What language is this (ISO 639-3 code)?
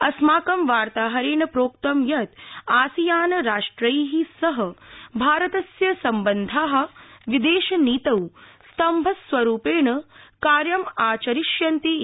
san